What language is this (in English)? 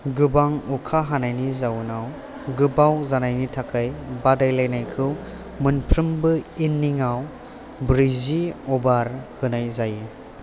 Bodo